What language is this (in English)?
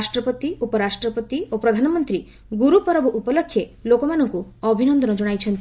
Odia